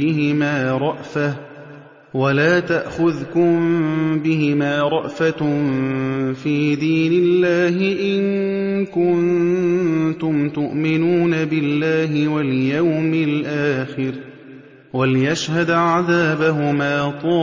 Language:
Arabic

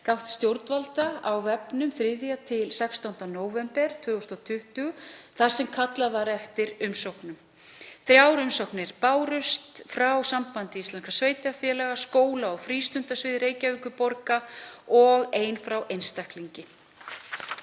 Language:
Icelandic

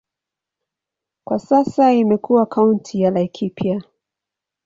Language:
Swahili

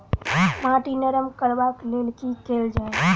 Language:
Maithili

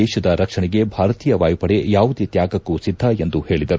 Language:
Kannada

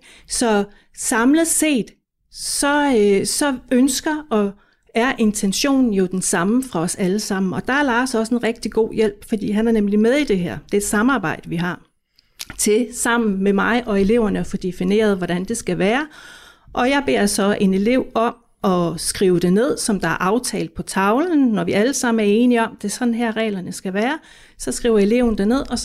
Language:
Danish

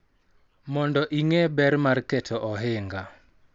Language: Luo (Kenya and Tanzania)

